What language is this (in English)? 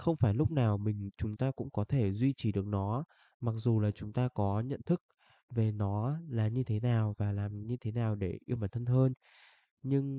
Vietnamese